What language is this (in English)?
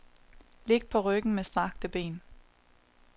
Danish